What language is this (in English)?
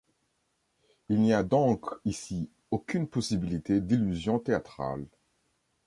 French